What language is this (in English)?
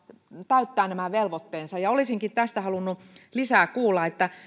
Finnish